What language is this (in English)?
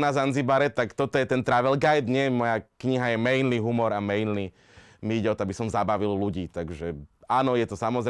Slovak